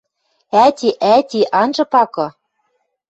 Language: Western Mari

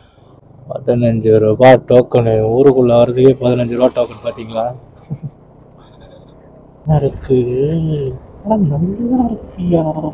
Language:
Tamil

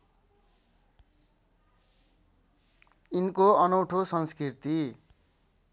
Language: Nepali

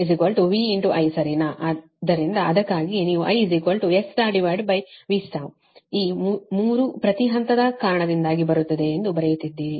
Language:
Kannada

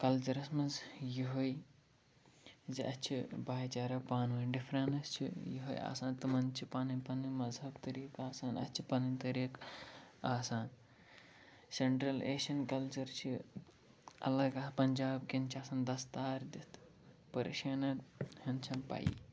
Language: Kashmiri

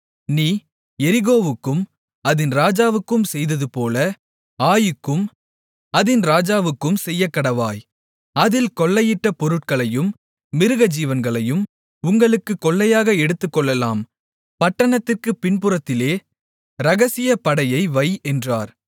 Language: Tamil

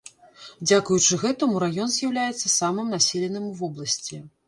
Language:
Belarusian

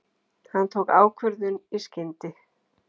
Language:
Icelandic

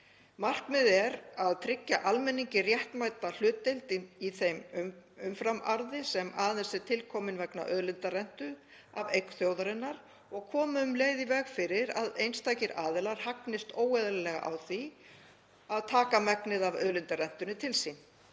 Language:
Icelandic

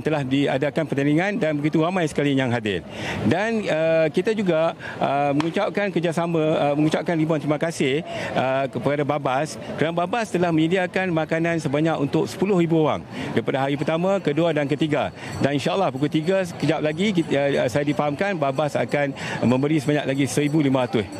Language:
Malay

